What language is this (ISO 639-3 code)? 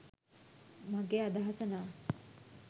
sin